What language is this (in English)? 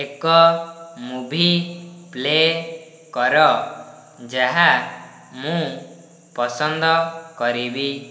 Odia